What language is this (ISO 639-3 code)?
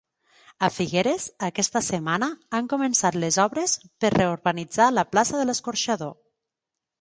cat